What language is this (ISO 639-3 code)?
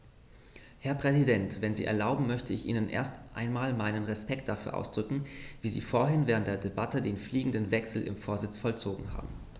deu